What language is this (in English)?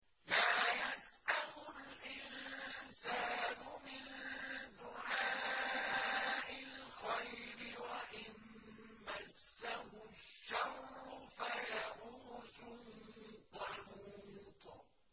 Arabic